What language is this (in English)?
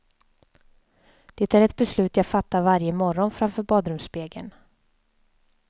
Swedish